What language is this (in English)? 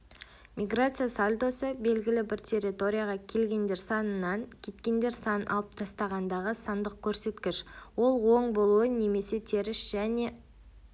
Kazakh